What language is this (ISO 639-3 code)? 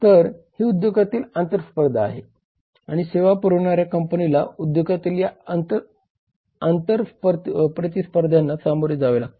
mar